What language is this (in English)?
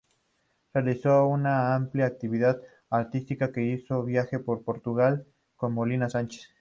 Spanish